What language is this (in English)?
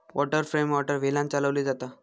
Marathi